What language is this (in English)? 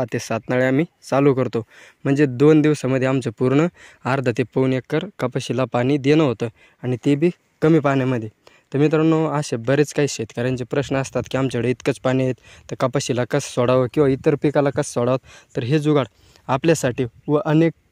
Greek